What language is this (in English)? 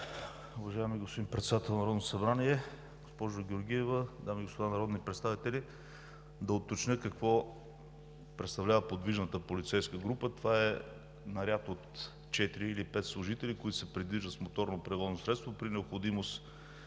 Bulgarian